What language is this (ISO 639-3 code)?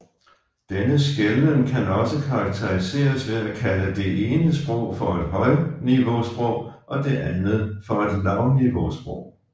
dan